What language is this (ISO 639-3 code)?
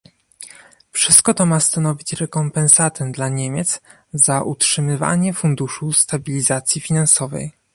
pol